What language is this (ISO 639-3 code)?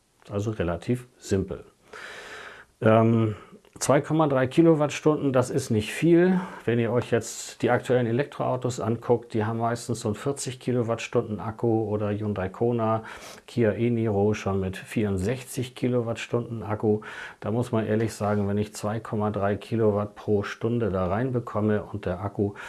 deu